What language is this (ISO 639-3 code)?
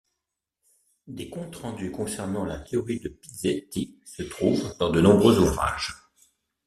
fra